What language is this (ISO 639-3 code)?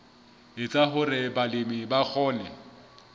sot